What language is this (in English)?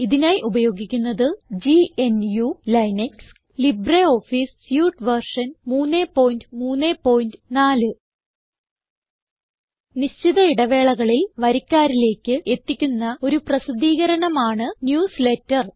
Malayalam